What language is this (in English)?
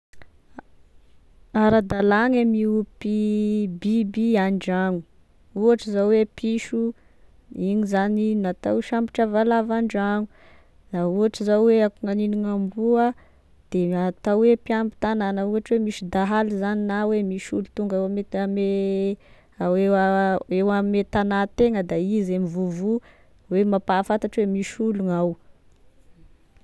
Tesaka Malagasy